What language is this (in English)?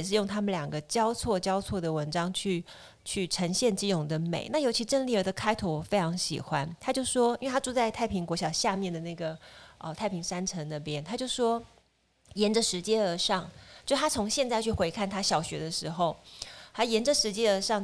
Chinese